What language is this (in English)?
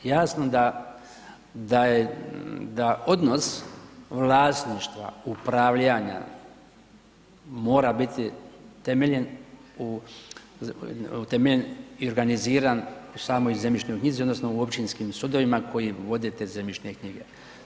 Croatian